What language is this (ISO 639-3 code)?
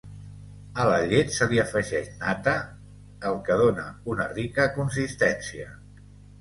cat